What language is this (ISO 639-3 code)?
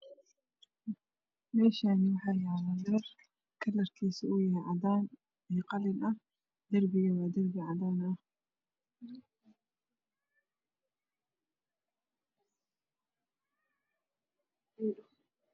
som